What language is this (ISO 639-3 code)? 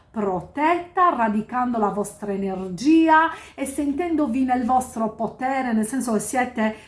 ita